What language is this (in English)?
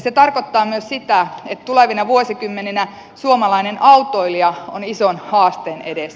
Finnish